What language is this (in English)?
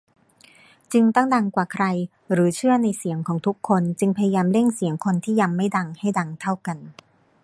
Thai